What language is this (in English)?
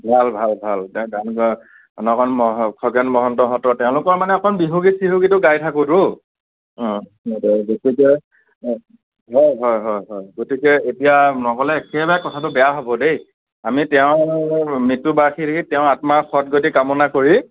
Assamese